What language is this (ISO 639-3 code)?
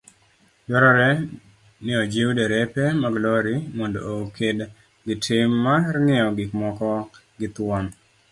luo